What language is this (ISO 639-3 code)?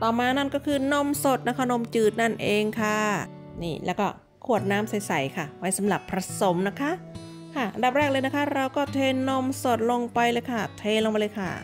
tha